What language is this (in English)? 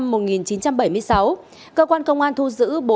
Vietnamese